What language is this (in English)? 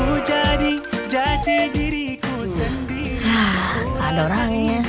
Indonesian